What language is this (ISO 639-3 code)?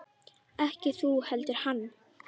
isl